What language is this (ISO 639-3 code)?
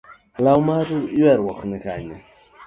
luo